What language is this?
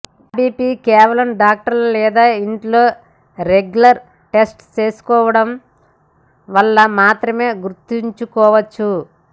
Telugu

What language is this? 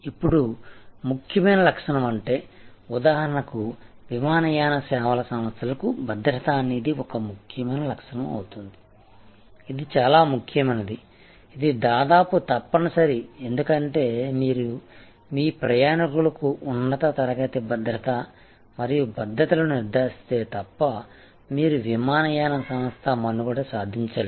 Telugu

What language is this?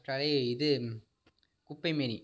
Tamil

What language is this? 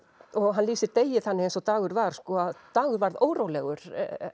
Icelandic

